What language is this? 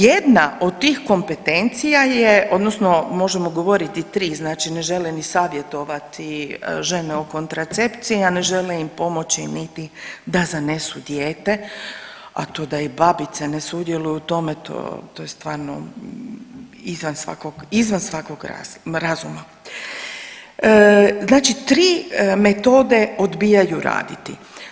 Croatian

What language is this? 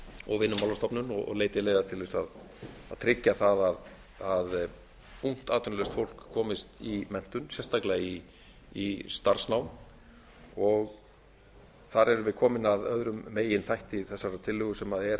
Icelandic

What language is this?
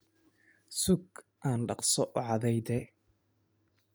Somali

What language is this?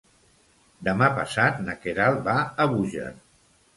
Catalan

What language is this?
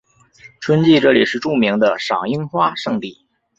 Chinese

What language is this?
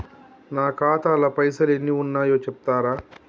Telugu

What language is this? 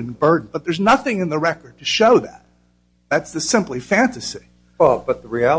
English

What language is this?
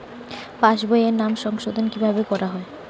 Bangla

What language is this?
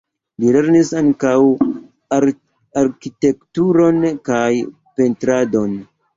Esperanto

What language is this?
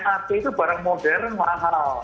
Indonesian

